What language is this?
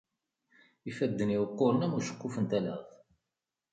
Kabyle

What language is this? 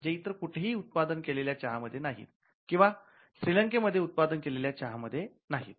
Marathi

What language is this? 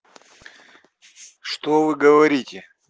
Russian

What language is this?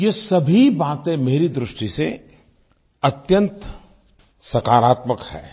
Hindi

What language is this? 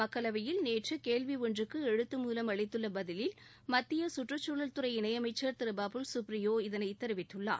Tamil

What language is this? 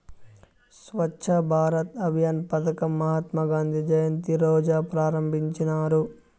Telugu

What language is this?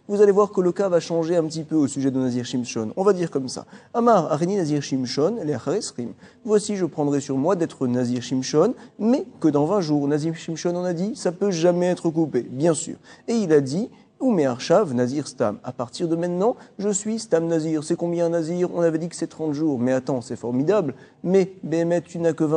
French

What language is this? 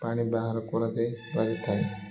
Odia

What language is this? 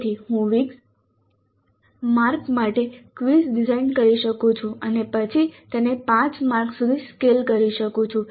Gujarati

